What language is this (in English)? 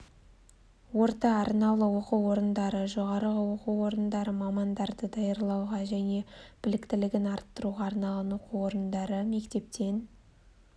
Kazakh